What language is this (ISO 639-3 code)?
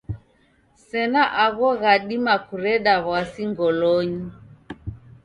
dav